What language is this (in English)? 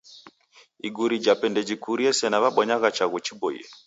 Taita